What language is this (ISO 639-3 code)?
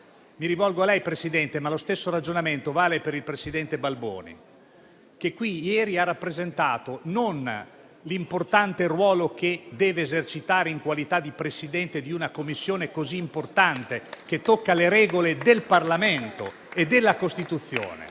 ita